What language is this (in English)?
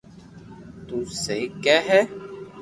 Loarki